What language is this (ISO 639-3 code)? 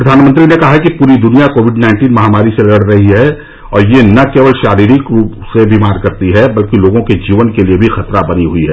hin